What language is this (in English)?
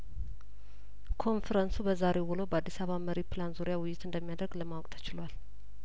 Amharic